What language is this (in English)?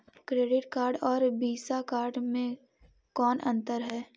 Magahi